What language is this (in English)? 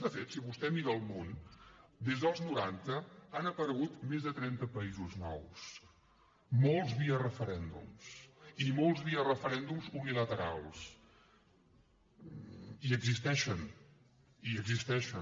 Catalan